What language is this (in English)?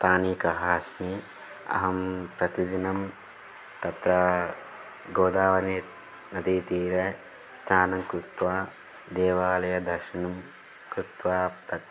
Sanskrit